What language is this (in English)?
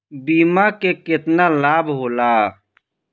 Bhojpuri